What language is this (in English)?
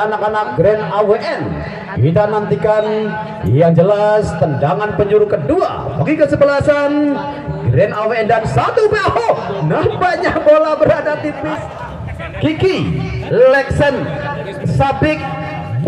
Indonesian